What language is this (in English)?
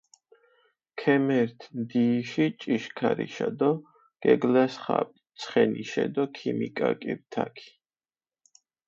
Mingrelian